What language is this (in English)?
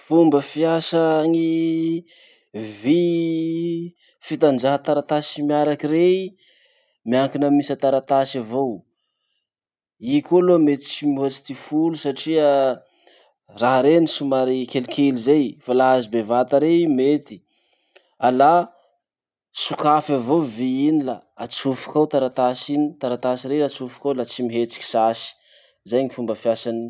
Masikoro Malagasy